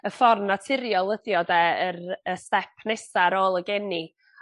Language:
Welsh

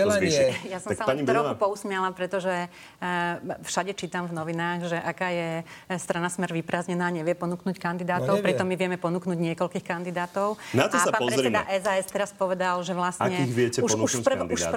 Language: Slovak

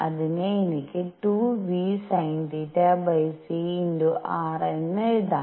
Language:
Malayalam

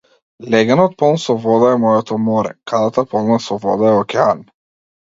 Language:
Macedonian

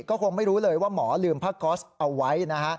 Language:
Thai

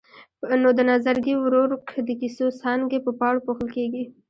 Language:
Pashto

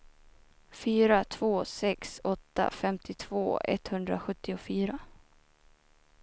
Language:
Swedish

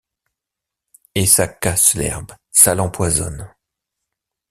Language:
French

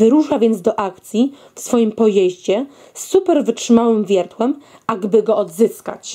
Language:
Polish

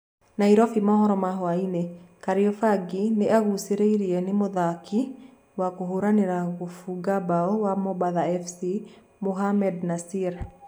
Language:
Kikuyu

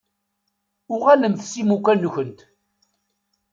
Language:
Kabyle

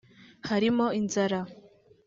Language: Kinyarwanda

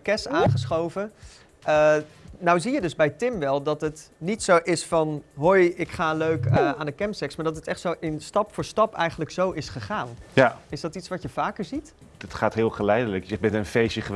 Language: Dutch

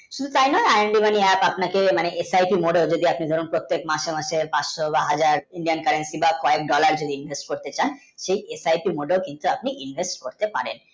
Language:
Bangla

